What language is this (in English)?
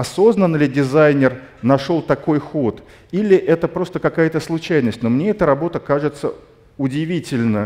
Russian